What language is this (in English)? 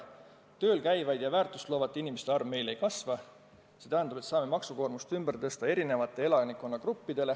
Estonian